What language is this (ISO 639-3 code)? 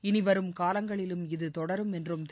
tam